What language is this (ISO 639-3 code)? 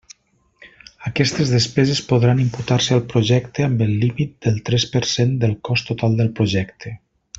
cat